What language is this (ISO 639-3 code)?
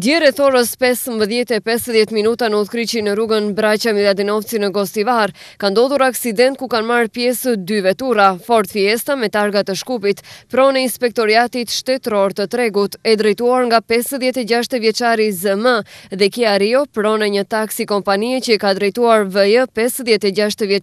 ron